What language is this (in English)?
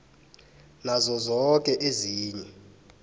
South Ndebele